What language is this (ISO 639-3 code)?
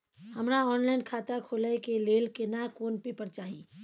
mai